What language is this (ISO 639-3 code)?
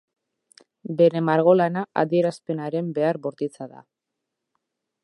eus